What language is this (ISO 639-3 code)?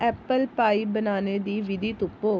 doi